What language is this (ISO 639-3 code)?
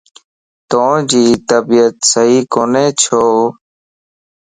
lss